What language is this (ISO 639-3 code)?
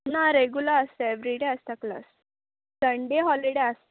kok